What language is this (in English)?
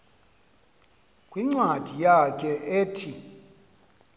Xhosa